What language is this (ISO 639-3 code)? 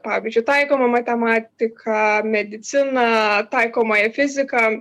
lit